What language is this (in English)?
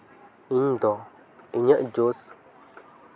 Santali